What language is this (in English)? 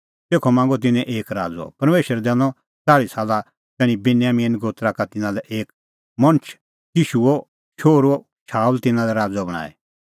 Kullu Pahari